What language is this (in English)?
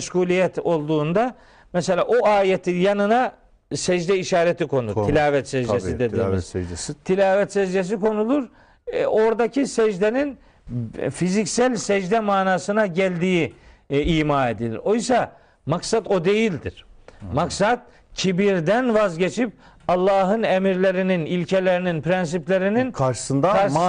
Turkish